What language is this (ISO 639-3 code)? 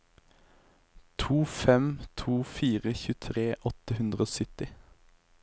nor